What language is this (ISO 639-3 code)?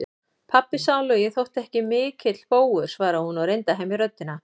isl